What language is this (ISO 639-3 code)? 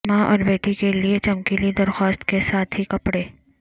urd